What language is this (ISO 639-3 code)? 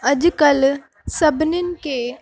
snd